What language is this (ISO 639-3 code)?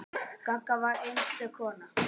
isl